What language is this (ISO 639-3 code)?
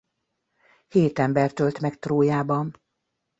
hun